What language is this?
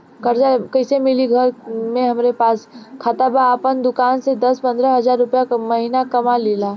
Bhojpuri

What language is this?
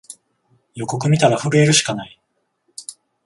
Japanese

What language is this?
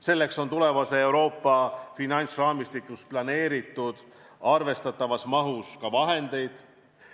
Estonian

